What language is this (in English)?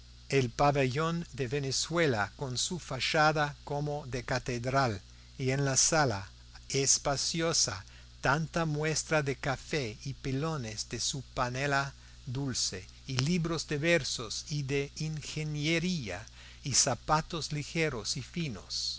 Spanish